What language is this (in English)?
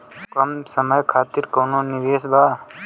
Bhojpuri